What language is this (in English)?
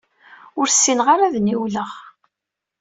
Kabyle